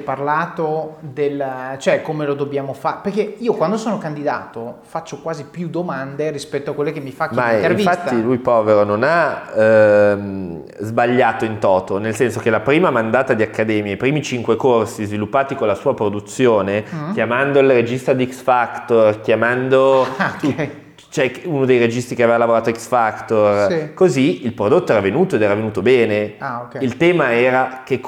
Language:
Italian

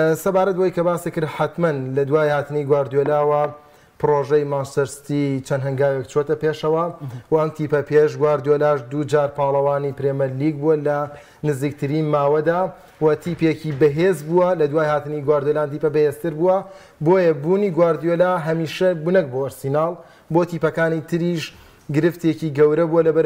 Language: Arabic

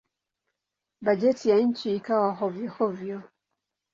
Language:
Swahili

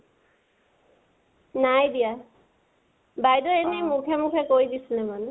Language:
Assamese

